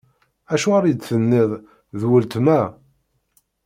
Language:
Kabyle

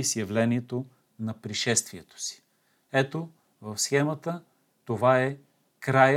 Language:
Bulgarian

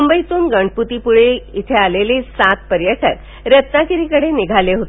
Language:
Marathi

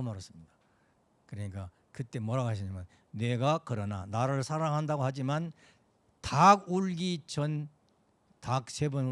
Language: Korean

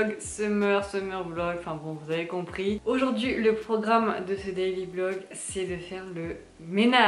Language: French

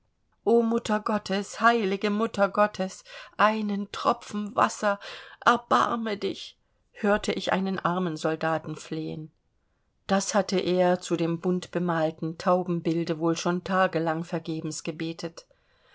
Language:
German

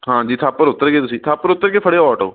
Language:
Punjabi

